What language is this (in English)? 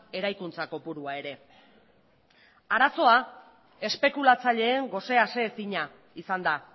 Basque